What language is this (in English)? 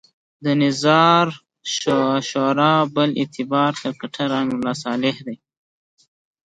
Pashto